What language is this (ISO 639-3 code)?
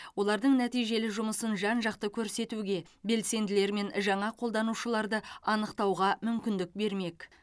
kaz